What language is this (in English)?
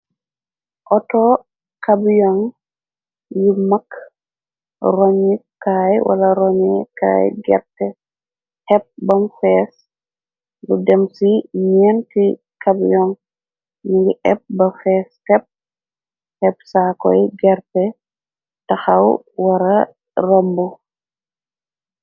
Wolof